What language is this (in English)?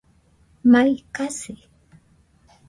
Nüpode Huitoto